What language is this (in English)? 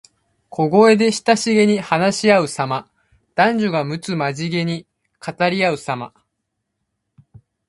Japanese